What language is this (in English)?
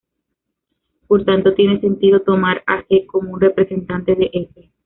Spanish